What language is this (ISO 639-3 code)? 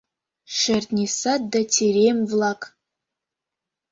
chm